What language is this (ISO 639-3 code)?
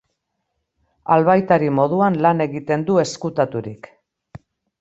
eus